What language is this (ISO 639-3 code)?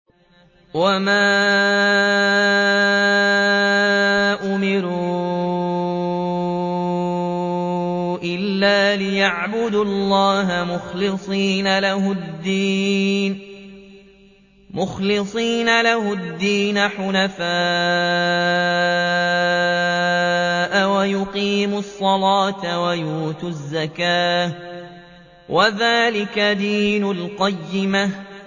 ara